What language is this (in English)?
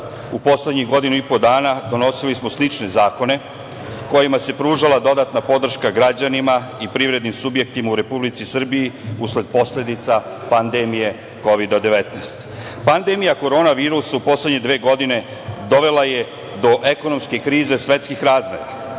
Serbian